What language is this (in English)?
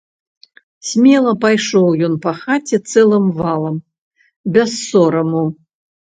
Belarusian